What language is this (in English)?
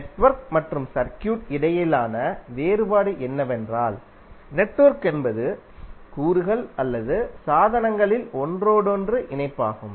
Tamil